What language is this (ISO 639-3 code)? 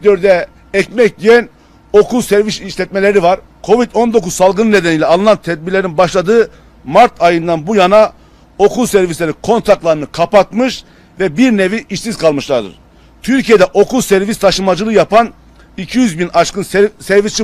tur